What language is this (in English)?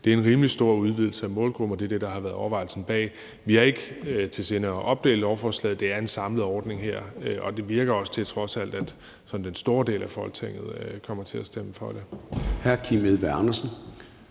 Danish